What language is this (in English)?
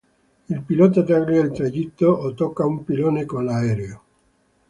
Italian